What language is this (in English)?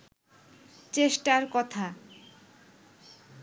Bangla